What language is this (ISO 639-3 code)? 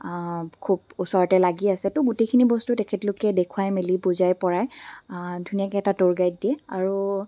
asm